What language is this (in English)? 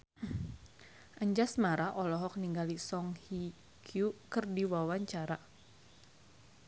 Sundanese